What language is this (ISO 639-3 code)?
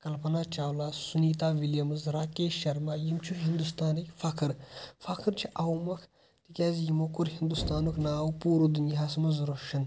kas